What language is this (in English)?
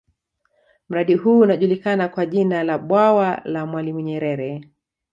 Swahili